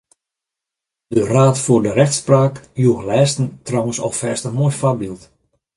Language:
Western Frisian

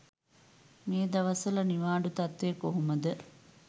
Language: Sinhala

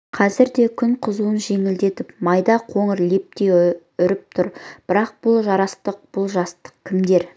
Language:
Kazakh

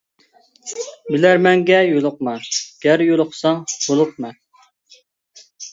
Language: Uyghur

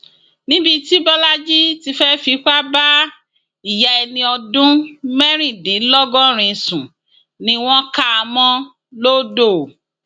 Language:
Yoruba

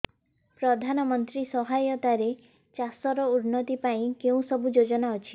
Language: Odia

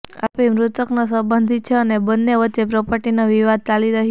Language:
Gujarati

